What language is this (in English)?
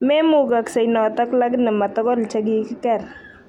Kalenjin